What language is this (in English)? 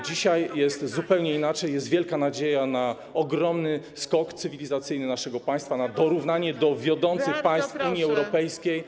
Polish